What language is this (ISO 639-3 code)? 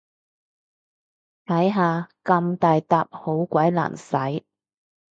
yue